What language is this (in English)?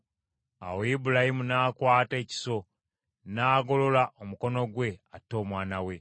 Ganda